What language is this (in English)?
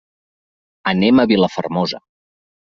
Catalan